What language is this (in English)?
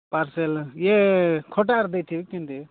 Odia